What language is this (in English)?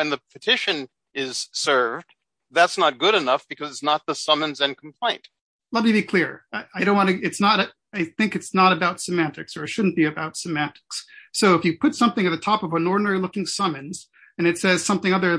English